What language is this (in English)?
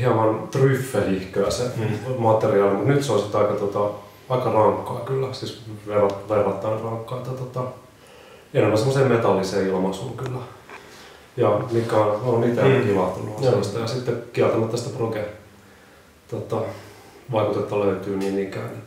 Finnish